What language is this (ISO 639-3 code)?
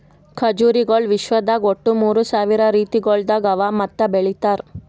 kan